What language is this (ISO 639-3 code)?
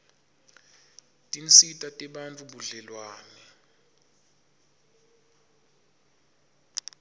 ssw